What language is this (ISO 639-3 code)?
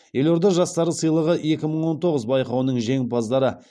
kaz